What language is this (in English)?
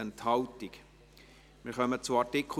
Swiss German